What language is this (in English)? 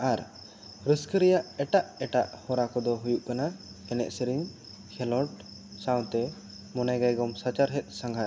Santali